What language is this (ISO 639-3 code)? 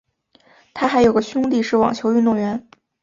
zho